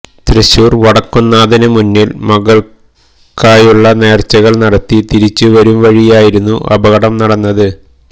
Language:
Malayalam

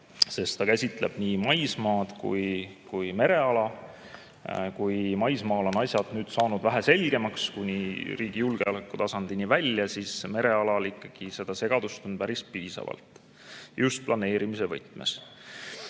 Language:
Estonian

